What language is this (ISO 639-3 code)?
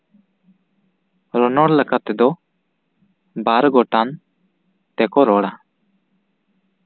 sat